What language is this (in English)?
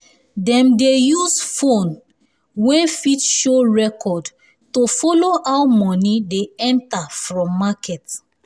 Nigerian Pidgin